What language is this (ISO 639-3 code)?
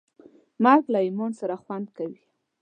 pus